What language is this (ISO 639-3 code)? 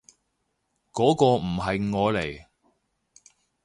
yue